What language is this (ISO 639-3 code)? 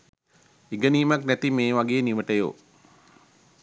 sin